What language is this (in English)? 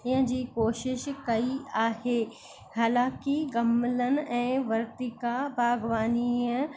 Sindhi